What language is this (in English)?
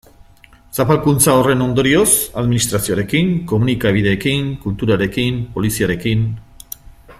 Basque